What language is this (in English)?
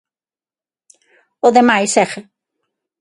Galician